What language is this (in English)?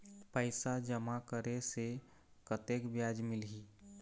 Chhattisgarhi